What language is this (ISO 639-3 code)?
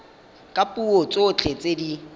tsn